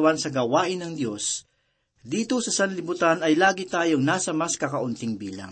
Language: Filipino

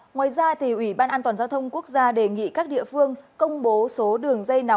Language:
Vietnamese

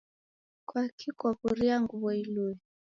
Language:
Taita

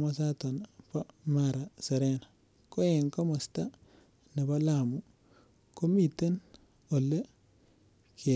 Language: Kalenjin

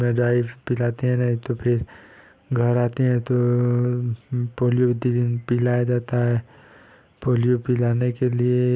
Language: Hindi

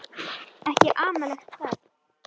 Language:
Icelandic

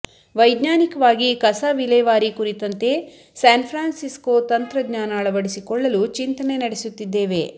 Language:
Kannada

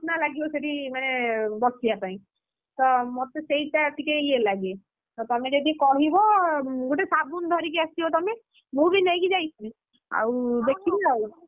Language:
Odia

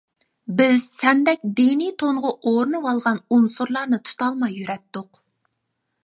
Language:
Uyghur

